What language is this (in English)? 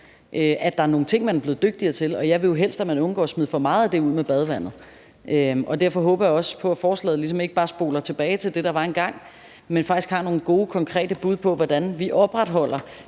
Danish